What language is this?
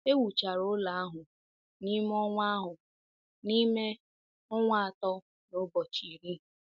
Igbo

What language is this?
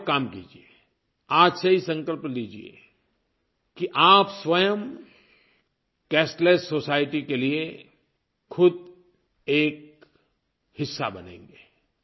Hindi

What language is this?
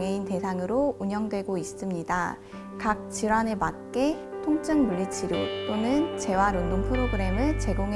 Korean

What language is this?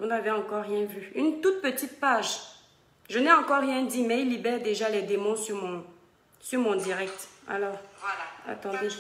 French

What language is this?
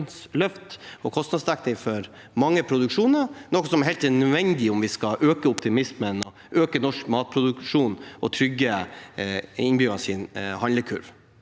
Norwegian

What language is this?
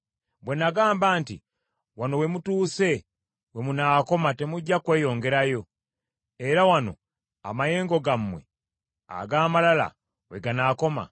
Ganda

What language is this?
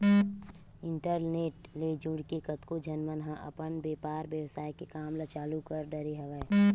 Chhattisgarhi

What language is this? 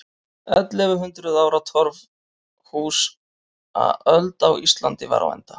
Icelandic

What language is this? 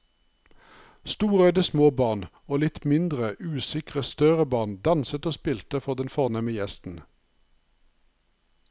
Norwegian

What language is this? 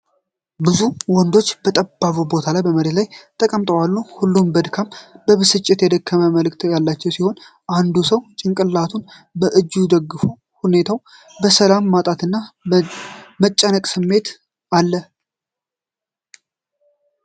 Amharic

